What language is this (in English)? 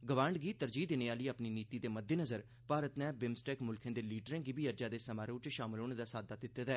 Dogri